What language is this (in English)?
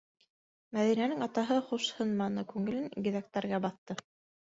Bashkir